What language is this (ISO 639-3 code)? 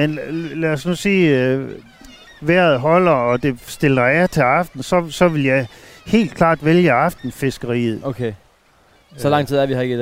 dan